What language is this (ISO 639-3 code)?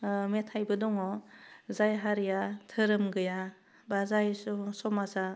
brx